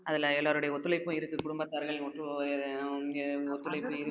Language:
Tamil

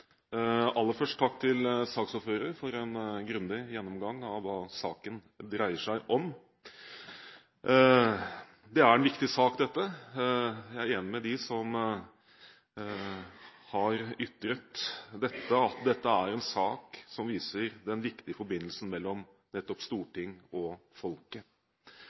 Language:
Norwegian Bokmål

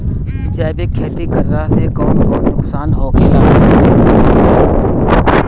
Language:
Bhojpuri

